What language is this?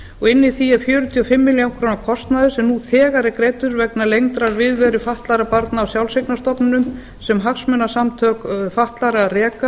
Icelandic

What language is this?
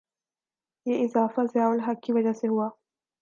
Urdu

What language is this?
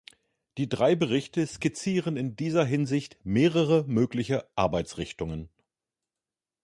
German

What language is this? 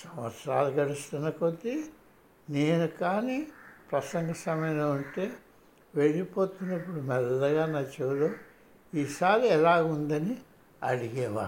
Telugu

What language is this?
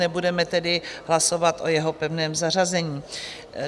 Czech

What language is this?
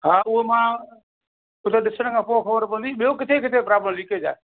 Sindhi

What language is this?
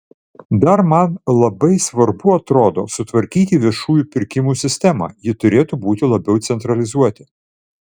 Lithuanian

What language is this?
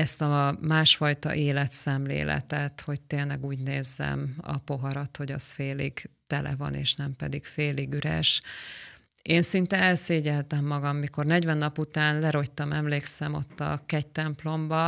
Hungarian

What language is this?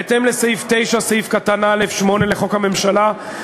Hebrew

